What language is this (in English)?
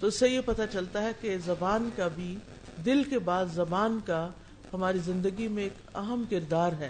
Urdu